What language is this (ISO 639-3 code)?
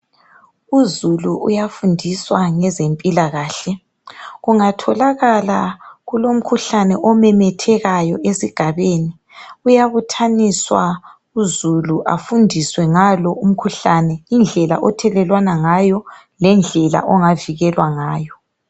nde